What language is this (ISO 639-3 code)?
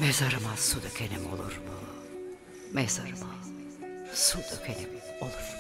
tur